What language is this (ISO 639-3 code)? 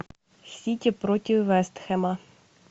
rus